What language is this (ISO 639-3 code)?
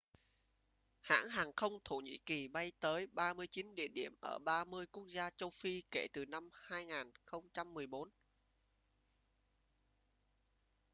vie